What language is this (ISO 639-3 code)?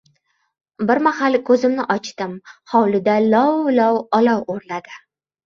uzb